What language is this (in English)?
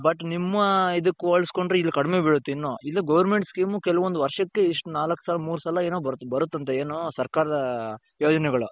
Kannada